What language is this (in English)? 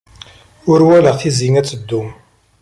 Kabyle